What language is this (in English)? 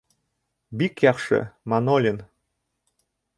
Bashkir